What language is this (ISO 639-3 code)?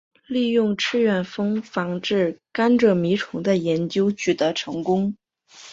zho